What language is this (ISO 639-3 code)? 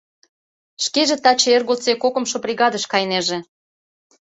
chm